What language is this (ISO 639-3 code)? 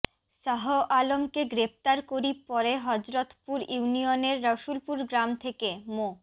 ben